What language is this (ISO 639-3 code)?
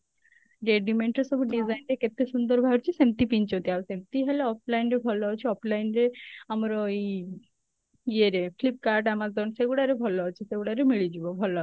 ori